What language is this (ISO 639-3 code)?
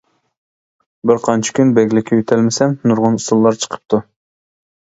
uig